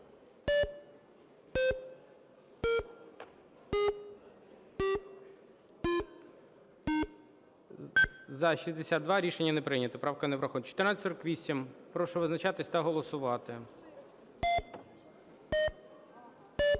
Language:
Ukrainian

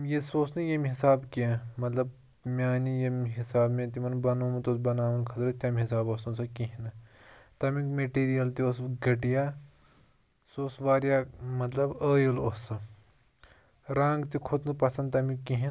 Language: Kashmiri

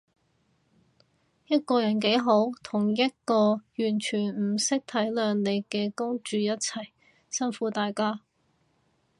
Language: Cantonese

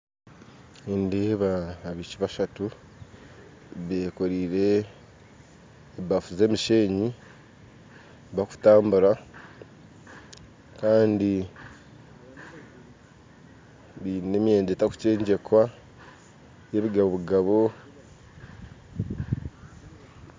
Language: Nyankole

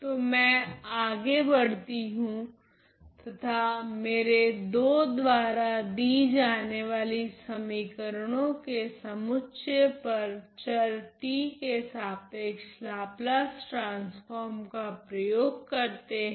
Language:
Hindi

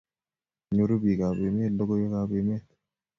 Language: Kalenjin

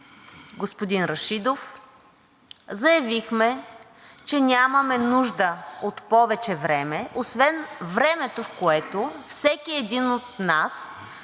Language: Bulgarian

